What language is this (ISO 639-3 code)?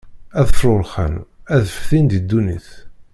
kab